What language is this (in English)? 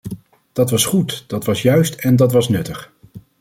Dutch